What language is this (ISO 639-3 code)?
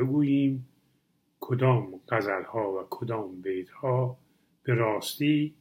fas